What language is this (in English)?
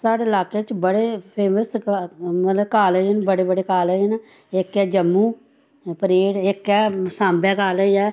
Dogri